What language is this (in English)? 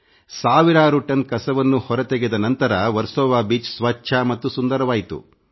Kannada